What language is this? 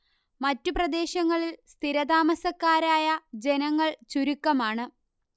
Malayalam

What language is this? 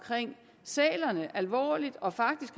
Danish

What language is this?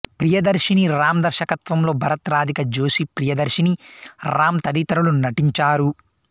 Telugu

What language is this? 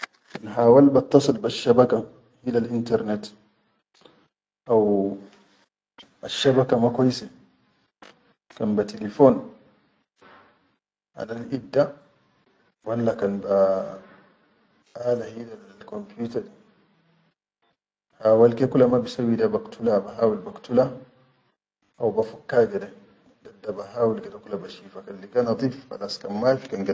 Chadian Arabic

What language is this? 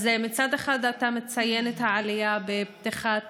Hebrew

